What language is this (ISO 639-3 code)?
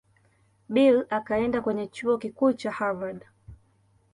swa